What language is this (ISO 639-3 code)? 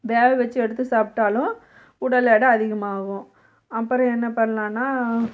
tam